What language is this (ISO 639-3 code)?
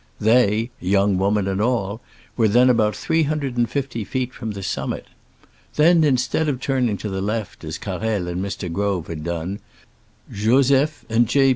eng